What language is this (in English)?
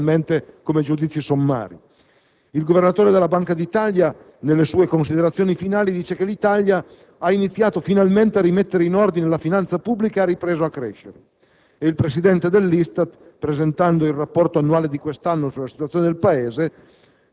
Italian